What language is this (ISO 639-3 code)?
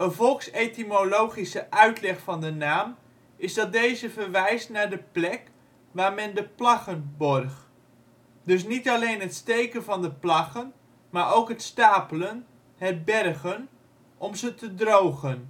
nld